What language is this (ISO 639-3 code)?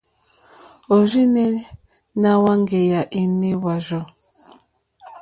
bri